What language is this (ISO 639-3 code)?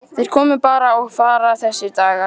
isl